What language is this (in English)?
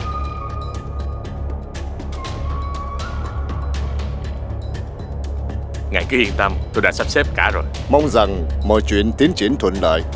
Vietnamese